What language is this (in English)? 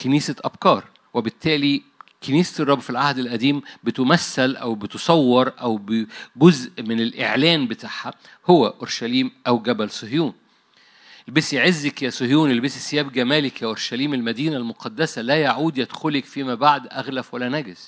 Arabic